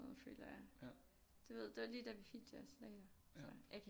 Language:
Danish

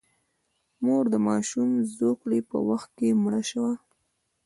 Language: Pashto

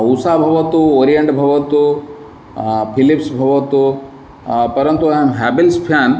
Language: Sanskrit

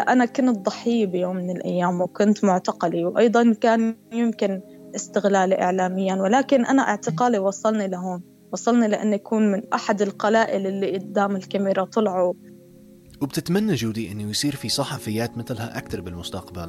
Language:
Arabic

